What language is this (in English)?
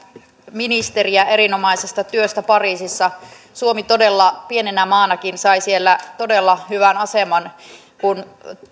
Finnish